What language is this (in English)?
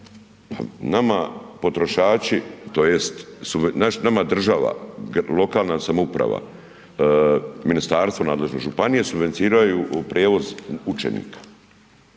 Croatian